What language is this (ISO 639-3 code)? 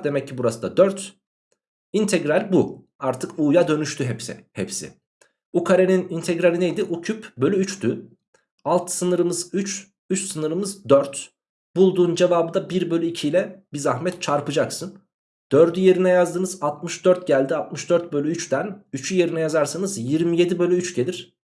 tur